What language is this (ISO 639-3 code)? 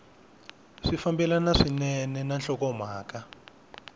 tso